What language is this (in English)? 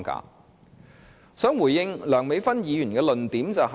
Cantonese